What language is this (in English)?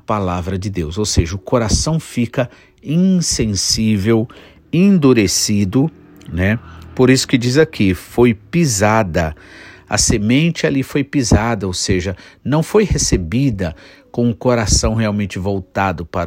Portuguese